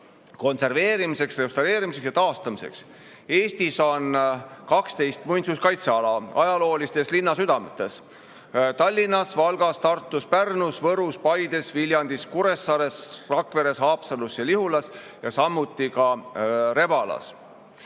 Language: Estonian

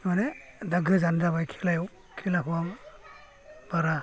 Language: Bodo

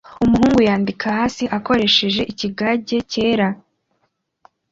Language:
Kinyarwanda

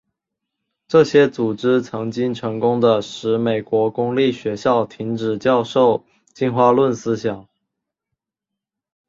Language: Chinese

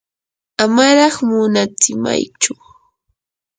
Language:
Yanahuanca Pasco Quechua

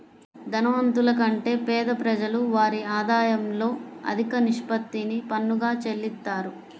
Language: Telugu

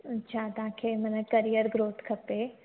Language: Sindhi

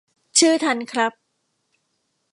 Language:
Thai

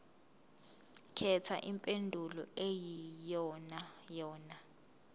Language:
Zulu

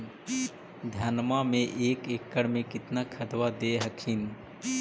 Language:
Magahi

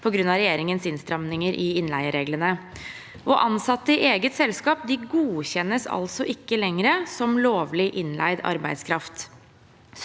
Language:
Norwegian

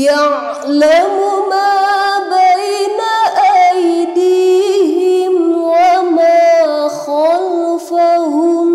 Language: Indonesian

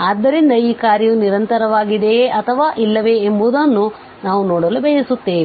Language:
Kannada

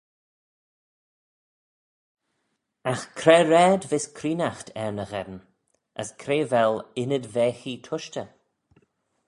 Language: Manx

